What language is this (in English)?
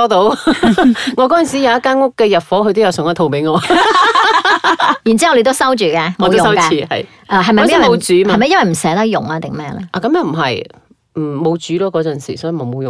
Chinese